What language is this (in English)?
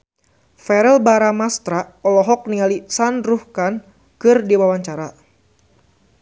Sundanese